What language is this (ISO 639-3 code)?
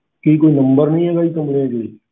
pan